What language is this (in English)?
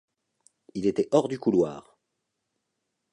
French